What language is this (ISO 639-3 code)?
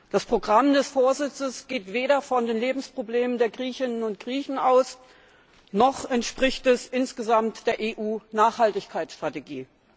deu